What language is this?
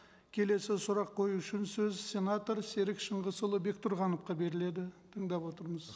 Kazakh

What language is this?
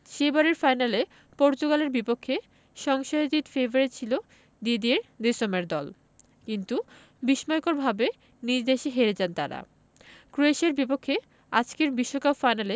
Bangla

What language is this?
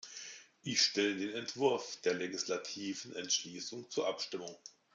German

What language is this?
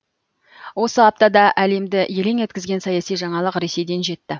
Kazakh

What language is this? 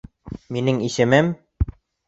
Bashkir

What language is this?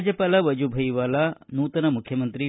Kannada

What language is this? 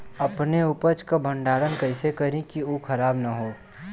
Bhojpuri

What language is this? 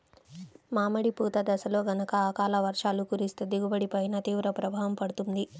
Telugu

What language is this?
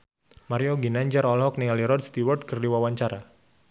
Sundanese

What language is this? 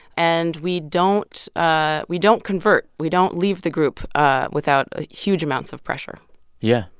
English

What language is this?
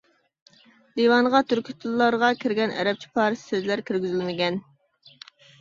Uyghur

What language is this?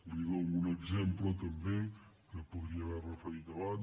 Catalan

